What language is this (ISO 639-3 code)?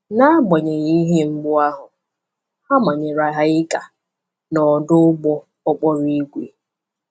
ibo